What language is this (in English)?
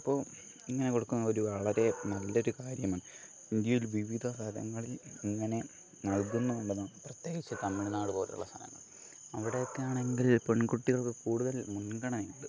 Malayalam